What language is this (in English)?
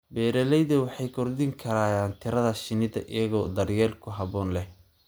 Somali